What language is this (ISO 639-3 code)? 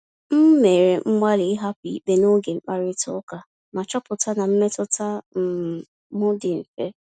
ibo